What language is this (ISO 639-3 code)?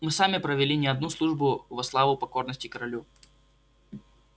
rus